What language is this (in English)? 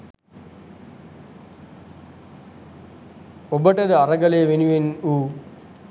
Sinhala